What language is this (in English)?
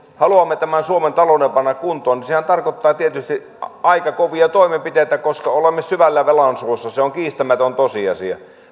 Finnish